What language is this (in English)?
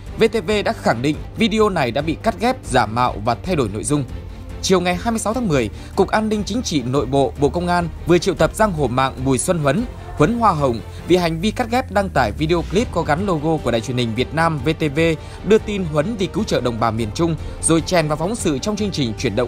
Vietnamese